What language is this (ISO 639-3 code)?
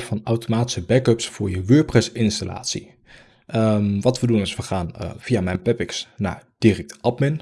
nld